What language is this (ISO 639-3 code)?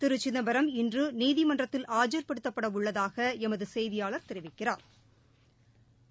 tam